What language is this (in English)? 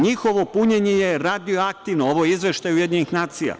Serbian